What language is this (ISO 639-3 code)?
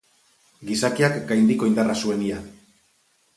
eus